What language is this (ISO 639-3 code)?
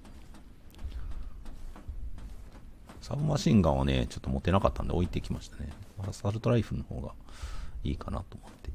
jpn